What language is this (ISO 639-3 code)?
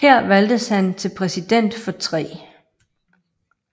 dan